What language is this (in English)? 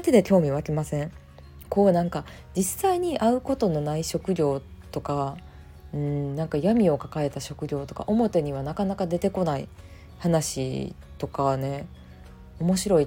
Japanese